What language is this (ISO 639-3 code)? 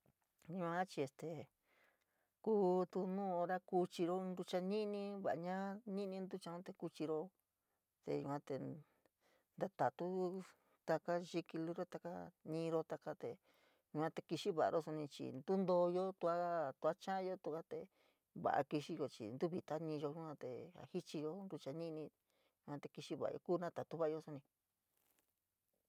mig